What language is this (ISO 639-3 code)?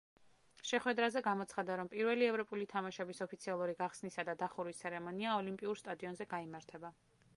kat